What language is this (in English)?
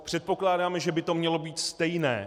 Czech